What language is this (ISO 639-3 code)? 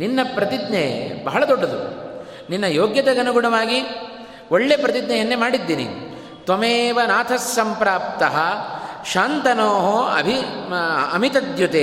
kan